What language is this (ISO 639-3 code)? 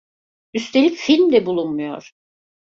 tur